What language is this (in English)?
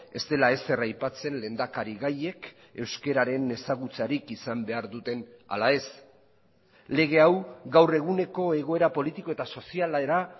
Basque